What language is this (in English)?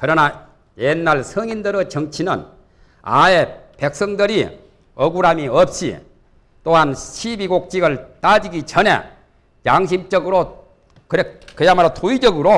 Korean